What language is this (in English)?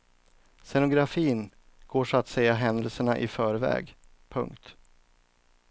Swedish